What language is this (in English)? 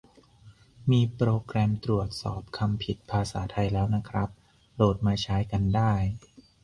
Thai